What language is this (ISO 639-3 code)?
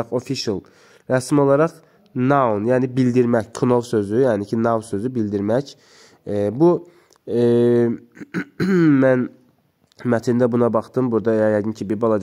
tur